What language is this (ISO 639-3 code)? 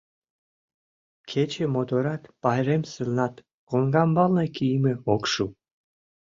chm